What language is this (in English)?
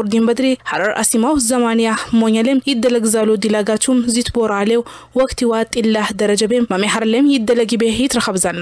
Arabic